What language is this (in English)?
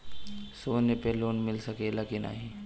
Bhojpuri